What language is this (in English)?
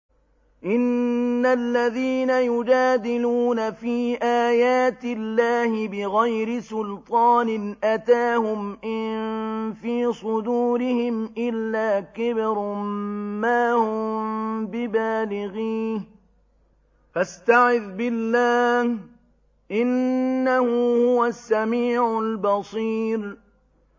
Arabic